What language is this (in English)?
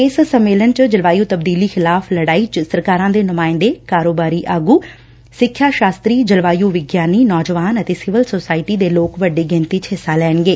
Punjabi